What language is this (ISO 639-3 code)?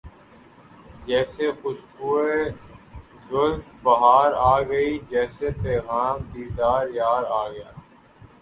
urd